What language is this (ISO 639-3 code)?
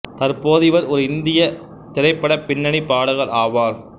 tam